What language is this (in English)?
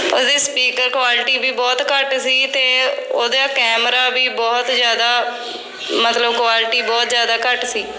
Punjabi